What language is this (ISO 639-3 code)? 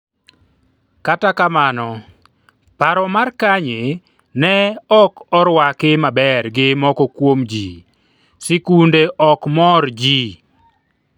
luo